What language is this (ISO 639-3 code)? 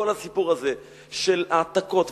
heb